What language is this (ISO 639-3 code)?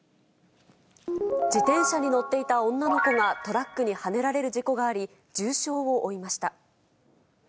jpn